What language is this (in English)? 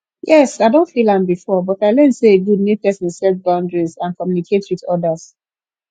Nigerian Pidgin